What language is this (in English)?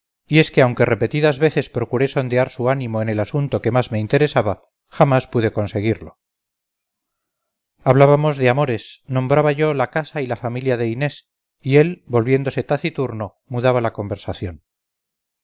Spanish